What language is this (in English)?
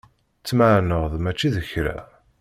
Kabyle